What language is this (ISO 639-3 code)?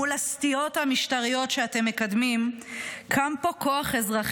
heb